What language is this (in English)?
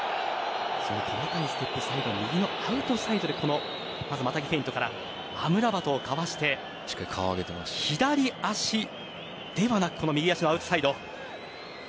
Japanese